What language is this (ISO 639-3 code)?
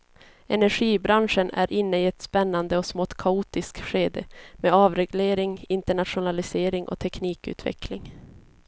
swe